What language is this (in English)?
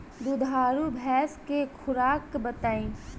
Bhojpuri